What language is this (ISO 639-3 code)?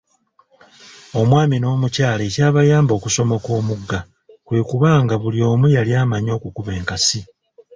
lug